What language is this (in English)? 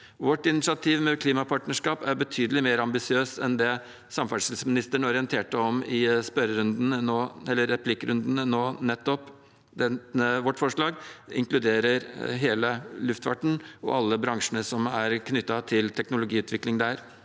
Norwegian